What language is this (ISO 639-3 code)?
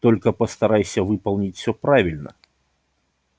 rus